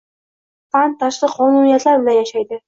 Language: Uzbek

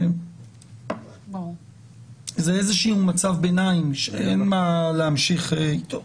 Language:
Hebrew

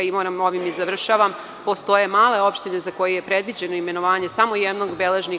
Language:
Serbian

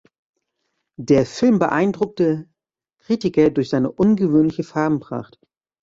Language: German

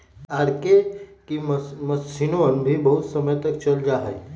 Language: Magahi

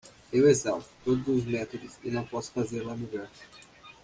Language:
Portuguese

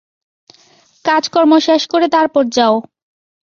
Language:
Bangla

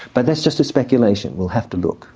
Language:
English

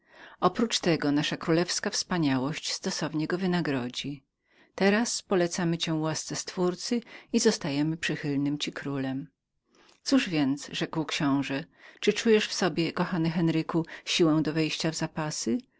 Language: Polish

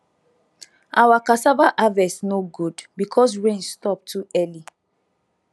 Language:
Nigerian Pidgin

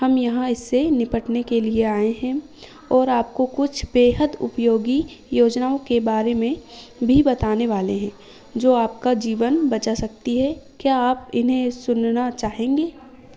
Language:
Hindi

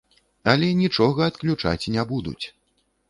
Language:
Belarusian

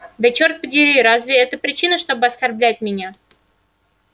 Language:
Russian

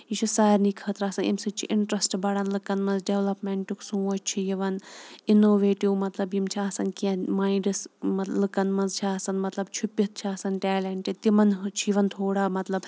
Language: Kashmiri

